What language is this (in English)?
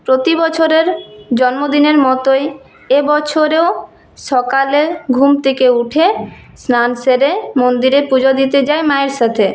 Bangla